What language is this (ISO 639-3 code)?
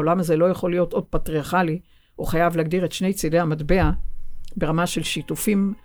heb